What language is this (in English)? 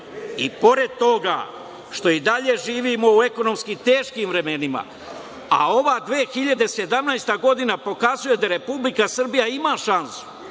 Serbian